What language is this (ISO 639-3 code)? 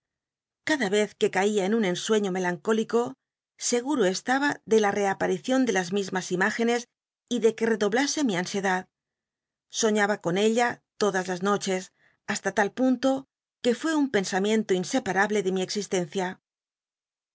spa